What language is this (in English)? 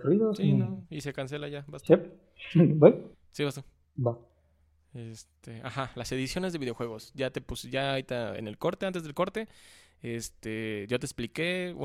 Spanish